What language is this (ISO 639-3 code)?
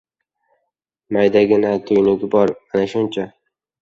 uzb